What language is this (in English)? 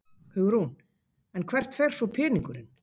Icelandic